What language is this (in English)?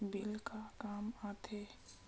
Chhattisgarhi